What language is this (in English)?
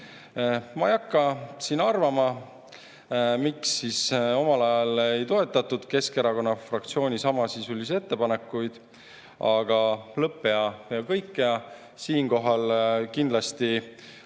Estonian